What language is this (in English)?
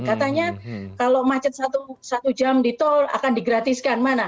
Indonesian